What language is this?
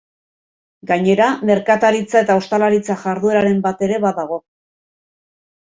Basque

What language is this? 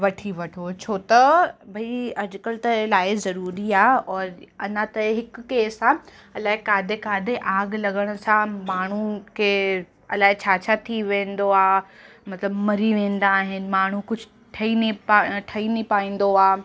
Sindhi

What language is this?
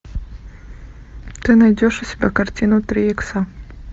Russian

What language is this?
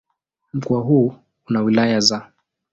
Swahili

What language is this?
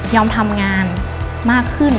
Thai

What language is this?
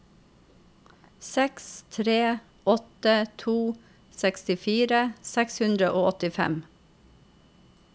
Norwegian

